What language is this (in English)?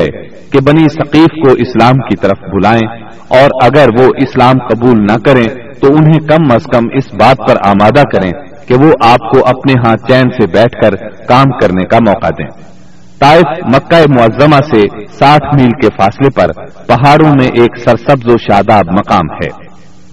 Urdu